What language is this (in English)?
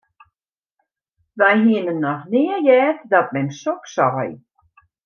Western Frisian